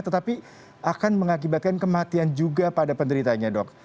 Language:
Indonesian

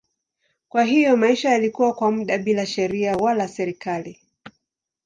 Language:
Swahili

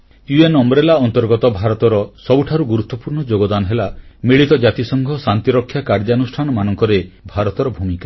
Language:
Odia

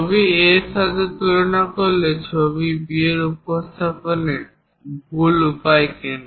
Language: Bangla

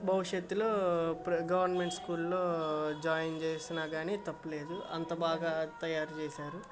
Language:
Telugu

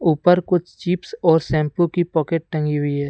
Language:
Hindi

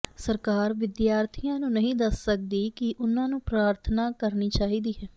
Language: Punjabi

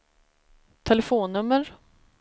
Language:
Swedish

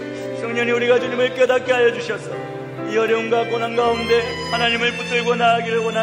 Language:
Korean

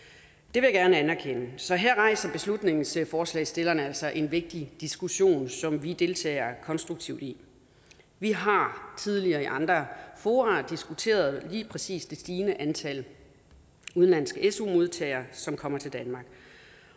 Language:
Danish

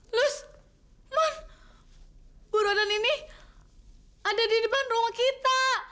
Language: Indonesian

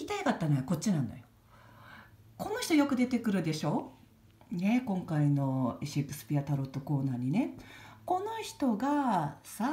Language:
Japanese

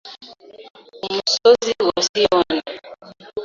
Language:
Kinyarwanda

